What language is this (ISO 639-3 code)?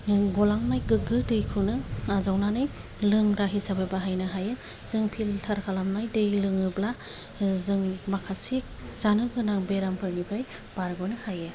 brx